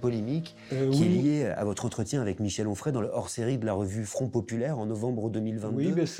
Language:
French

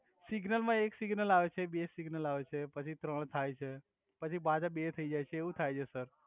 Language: Gujarati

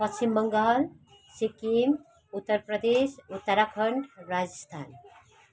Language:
Nepali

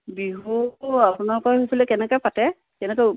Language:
Assamese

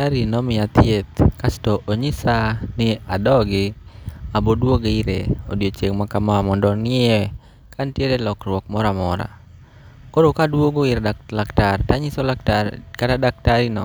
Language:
Luo (Kenya and Tanzania)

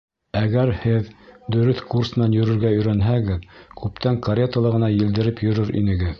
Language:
Bashkir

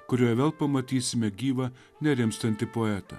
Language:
Lithuanian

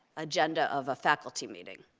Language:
English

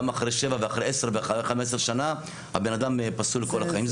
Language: Hebrew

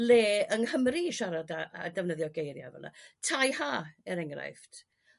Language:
Welsh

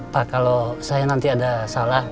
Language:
Indonesian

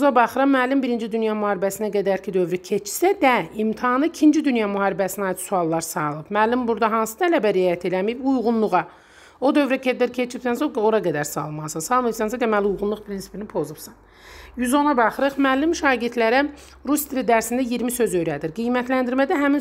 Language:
Turkish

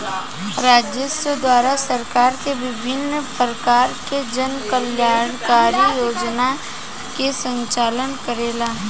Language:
Bhojpuri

